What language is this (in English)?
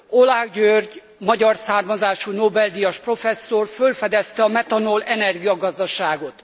Hungarian